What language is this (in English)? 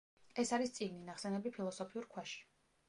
Georgian